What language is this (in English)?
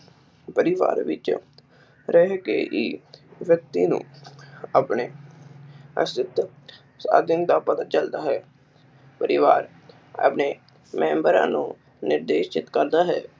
Punjabi